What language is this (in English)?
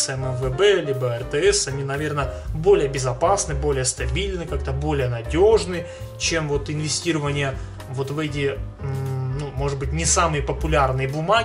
Russian